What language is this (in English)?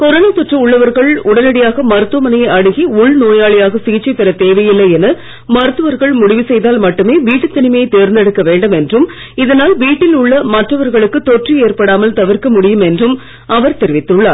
Tamil